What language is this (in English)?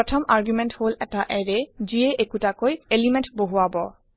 Assamese